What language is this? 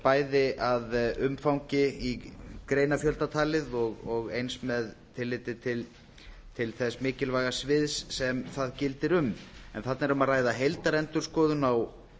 Icelandic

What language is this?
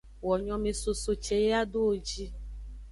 Aja (Benin)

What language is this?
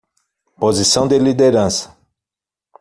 Portuguese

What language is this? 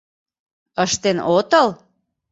Mari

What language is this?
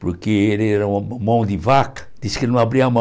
Portuguese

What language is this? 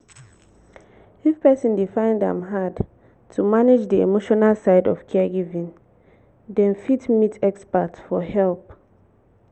Nigerian Pidgin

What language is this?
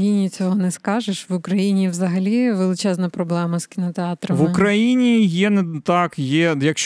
Ukrainian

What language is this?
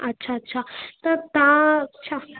Sindhi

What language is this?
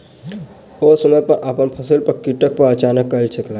Maithili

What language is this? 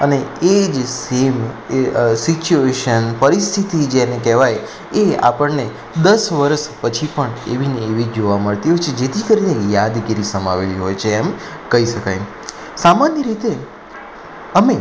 Gujarati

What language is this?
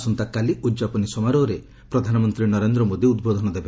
Odia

